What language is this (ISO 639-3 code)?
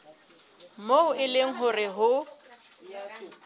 sot